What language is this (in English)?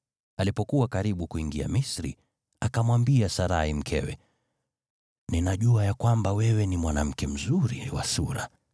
Swahili